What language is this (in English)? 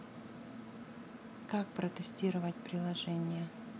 Russian